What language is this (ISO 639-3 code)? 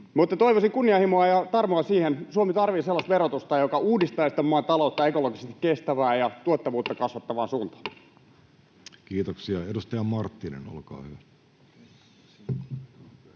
fin